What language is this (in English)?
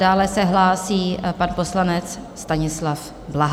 Czech